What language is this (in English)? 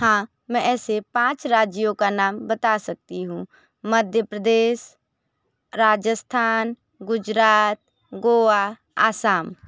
Hindi